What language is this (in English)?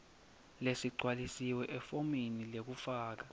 Swati